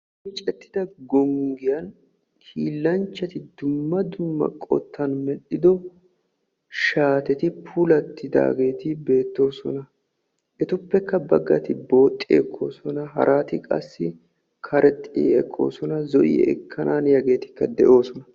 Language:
Wolaytta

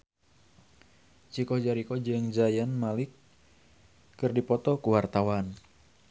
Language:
Sundanese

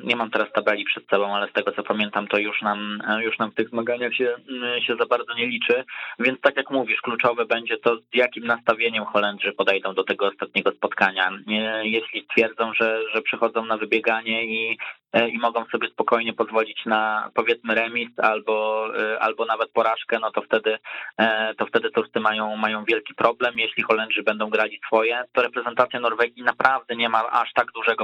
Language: Polish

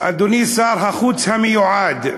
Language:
Hebrew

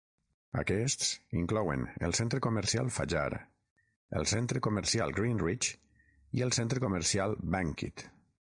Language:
Catalan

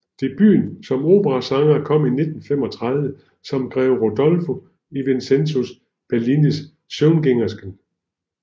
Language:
Danish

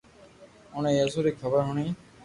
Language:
Loarki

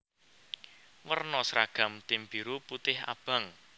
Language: Javanese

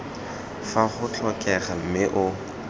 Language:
Tswana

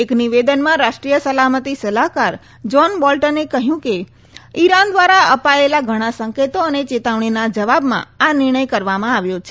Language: Gujarati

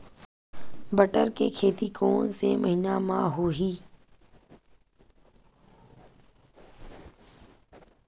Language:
Chhattisgarhi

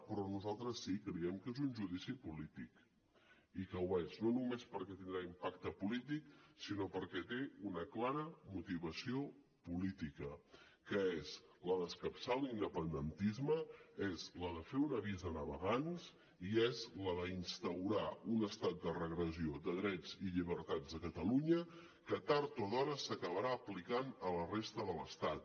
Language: Catalan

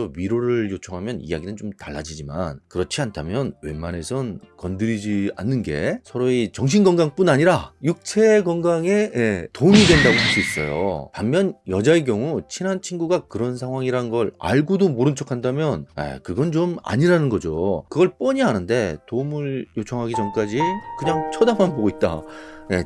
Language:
Korean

